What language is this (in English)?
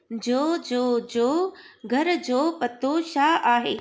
Sindhi